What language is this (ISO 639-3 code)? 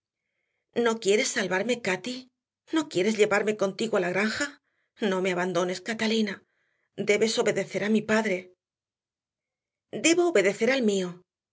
spa